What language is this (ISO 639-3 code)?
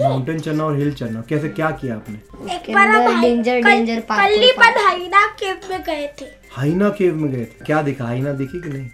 mar